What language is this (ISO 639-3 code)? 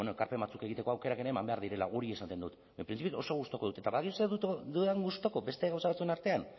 eus